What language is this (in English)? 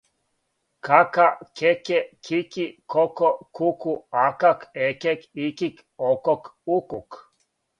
Serbian